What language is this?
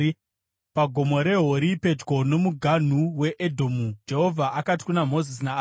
Shona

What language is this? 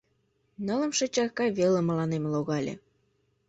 Mari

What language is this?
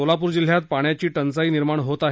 Marathi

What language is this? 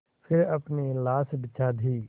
Hindi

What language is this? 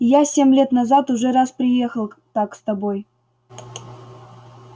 Russian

